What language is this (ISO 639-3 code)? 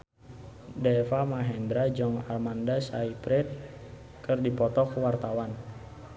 sun